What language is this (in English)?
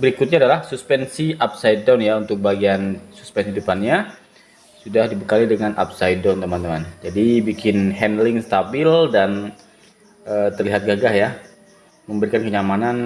Indonesian